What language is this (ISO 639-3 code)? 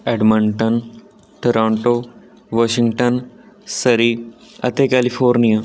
pan